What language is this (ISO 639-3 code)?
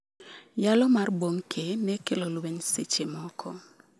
luo